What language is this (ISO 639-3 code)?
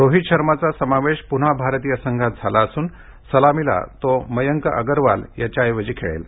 mar